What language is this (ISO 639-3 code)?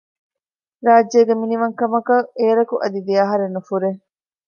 div